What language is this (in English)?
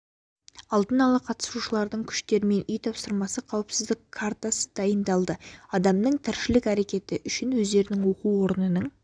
Kazakh